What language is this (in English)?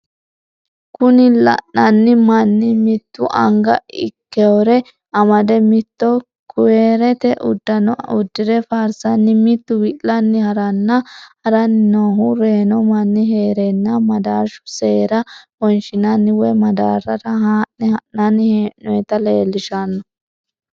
Sidamo